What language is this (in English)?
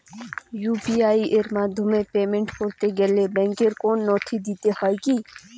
Bangla